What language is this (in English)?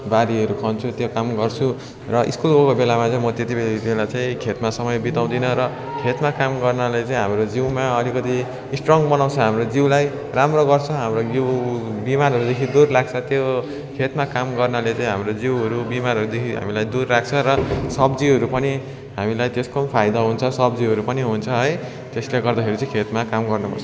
Nepali